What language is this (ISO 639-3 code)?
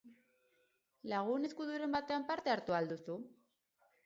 eus